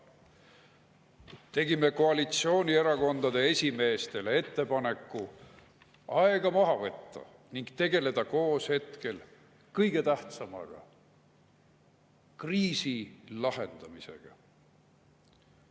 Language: Estonian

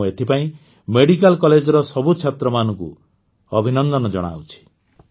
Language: Odia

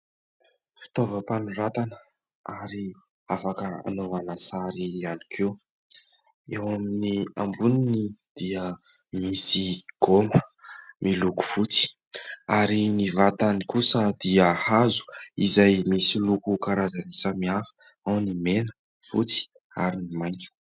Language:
Malagasy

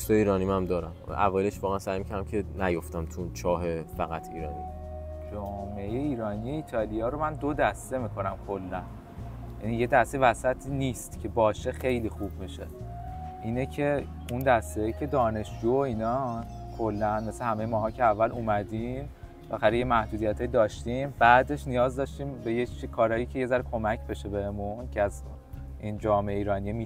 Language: Persian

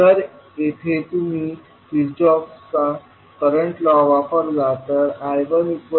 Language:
Marathi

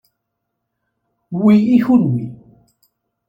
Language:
Kabyle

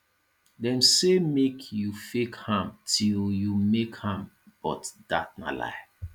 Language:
Nigerian Pidgin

